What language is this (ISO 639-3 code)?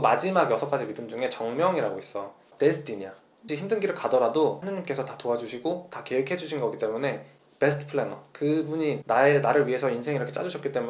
kor